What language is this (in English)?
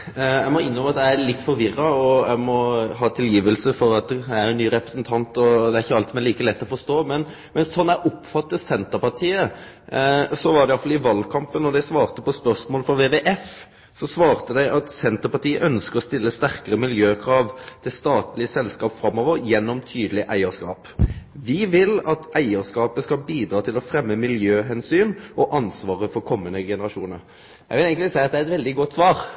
Norwegian